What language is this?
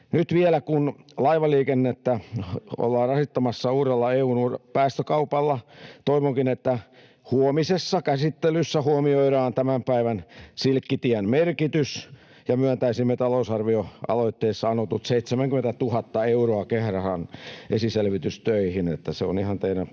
Finnish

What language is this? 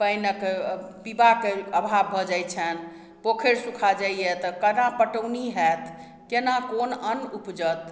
Maithili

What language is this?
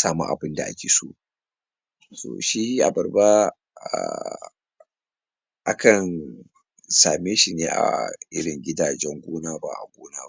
Hausa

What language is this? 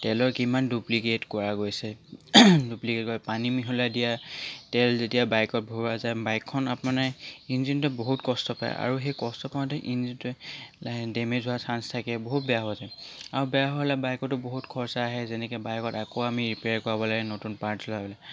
Assamese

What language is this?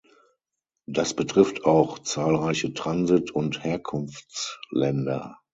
German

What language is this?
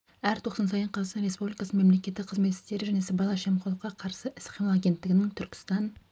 Kazakh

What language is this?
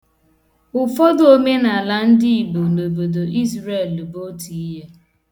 Igbo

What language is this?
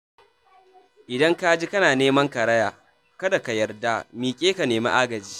Hausa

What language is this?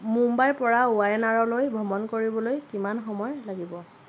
Assamese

